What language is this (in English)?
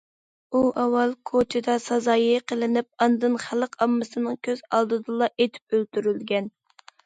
Uyghur